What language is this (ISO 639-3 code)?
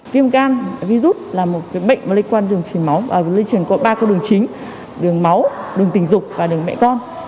vie